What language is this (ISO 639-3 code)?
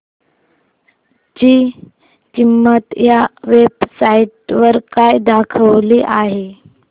mar